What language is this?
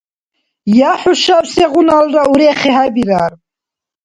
Dargwa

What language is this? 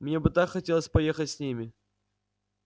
Russian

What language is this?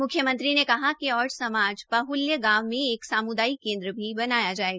Hindi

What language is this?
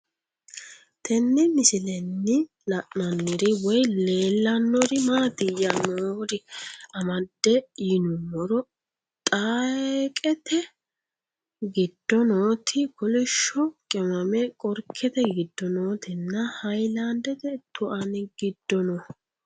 Sidamo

